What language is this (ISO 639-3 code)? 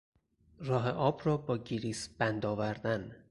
fas